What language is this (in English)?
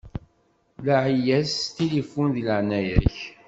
Kabyle